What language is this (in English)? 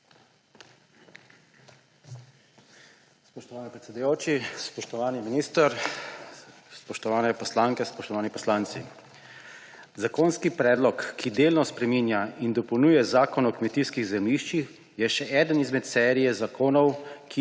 Slovenian